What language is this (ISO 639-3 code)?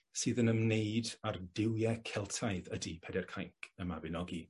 cym